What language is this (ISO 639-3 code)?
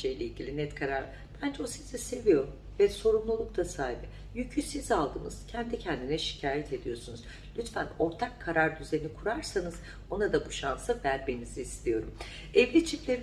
tur